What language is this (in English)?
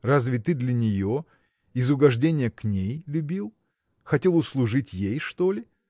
Russian